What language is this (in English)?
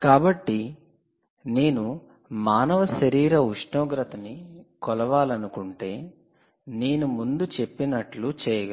Telugu